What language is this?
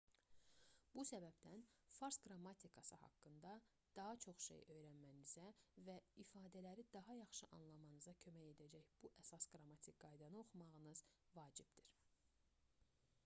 Azerbaijani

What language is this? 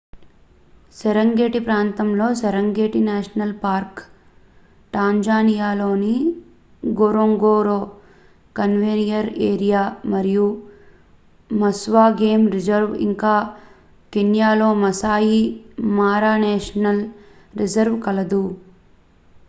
Telugu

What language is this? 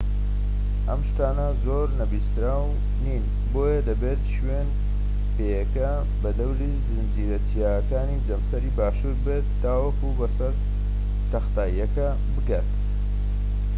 Central Kurdish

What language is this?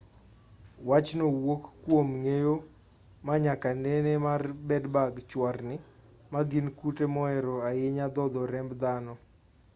Luo (Kenya and Tanzania)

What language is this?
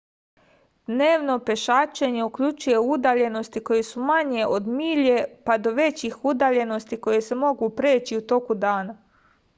Serbian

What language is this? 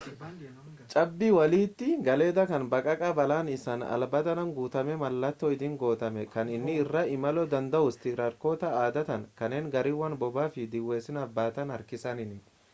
Oromo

